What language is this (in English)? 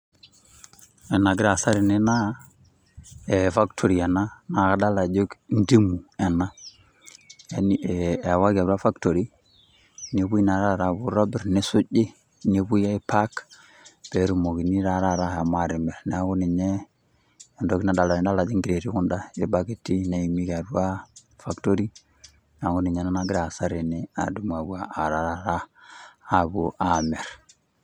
Masai